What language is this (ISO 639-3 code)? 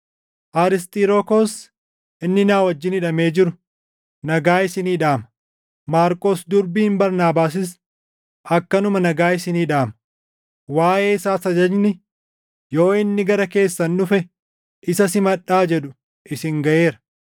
orm